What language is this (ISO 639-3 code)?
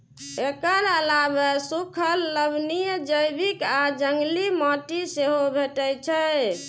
mai